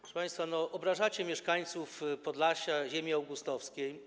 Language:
Polish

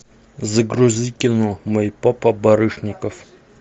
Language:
Russian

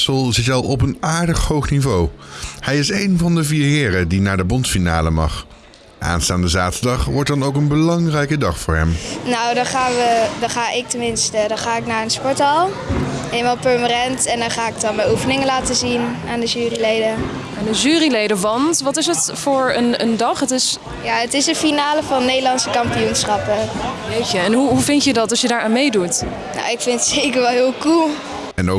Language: Dutch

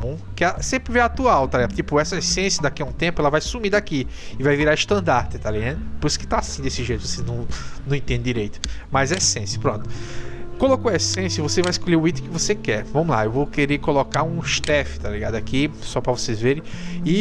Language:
Portuguese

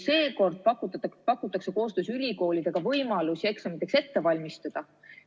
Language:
Estonian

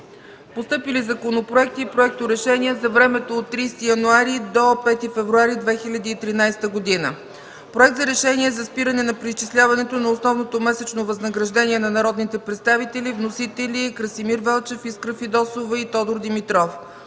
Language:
Bulgarian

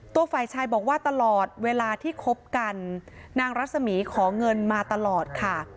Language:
Thai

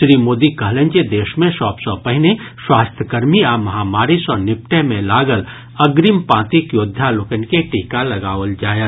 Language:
Maithili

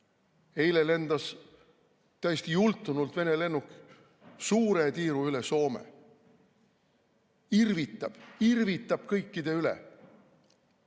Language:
Estonian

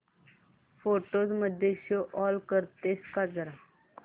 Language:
Marathi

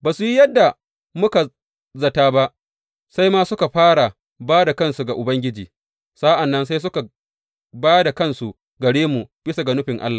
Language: Hausa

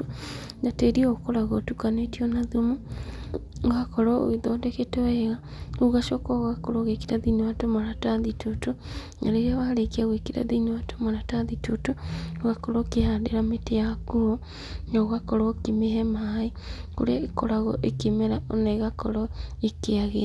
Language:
Kikuyu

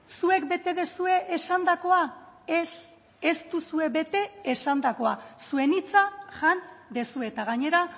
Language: Basque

